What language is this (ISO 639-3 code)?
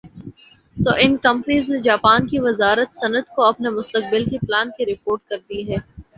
urd